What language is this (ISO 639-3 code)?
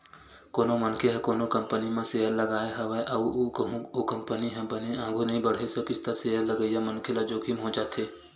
hne